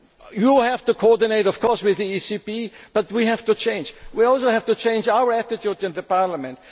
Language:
English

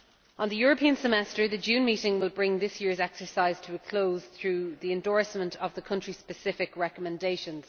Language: English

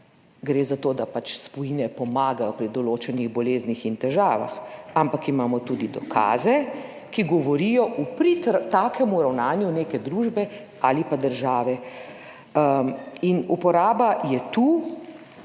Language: Slovenian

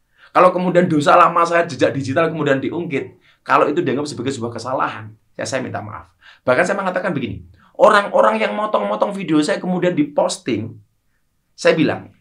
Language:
Indonesian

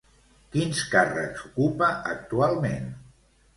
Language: Catalan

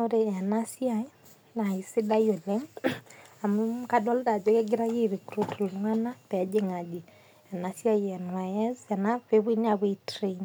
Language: Masai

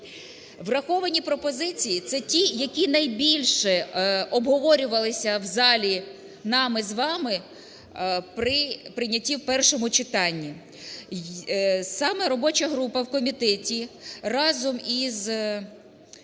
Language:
Ukrainian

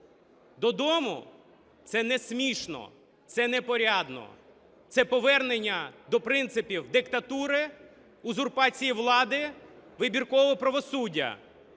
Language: Ukrainian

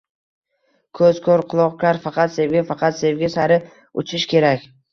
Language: Uzbek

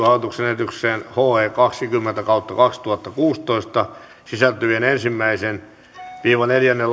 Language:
Finnish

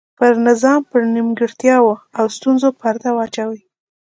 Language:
Pashto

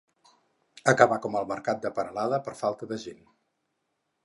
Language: Catalan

